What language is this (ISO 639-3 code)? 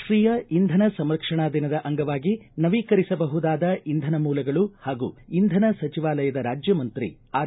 kan